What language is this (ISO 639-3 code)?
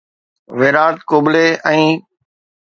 snd